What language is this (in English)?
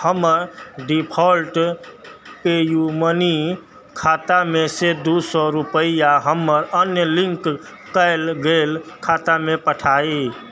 Maithili